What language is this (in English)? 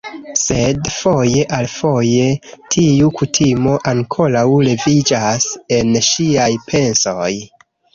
Esperanto